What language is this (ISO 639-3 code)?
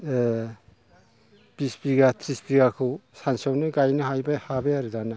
brx